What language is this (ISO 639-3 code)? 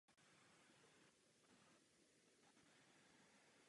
ces